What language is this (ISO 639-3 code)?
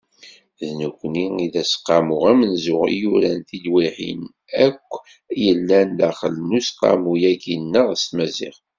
kab